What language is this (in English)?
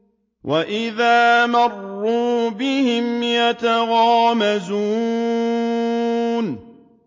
Arabic